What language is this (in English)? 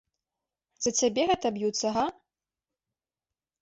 Belarusian